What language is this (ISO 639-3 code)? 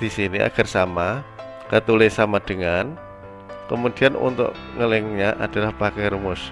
ind